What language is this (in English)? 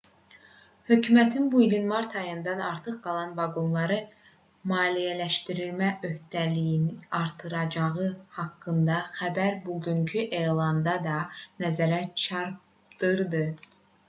Azerbaijani